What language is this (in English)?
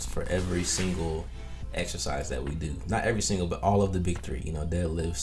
English